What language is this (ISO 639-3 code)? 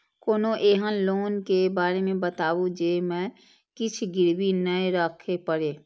mai